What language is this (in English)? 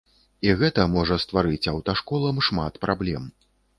Belarusian